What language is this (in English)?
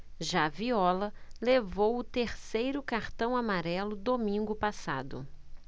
Portuguese